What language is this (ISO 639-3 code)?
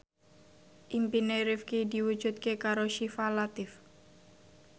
jav